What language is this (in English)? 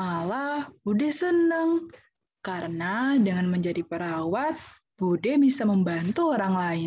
Indonesian